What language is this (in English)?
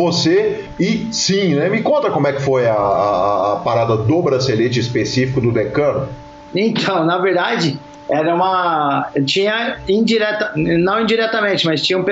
Portuguese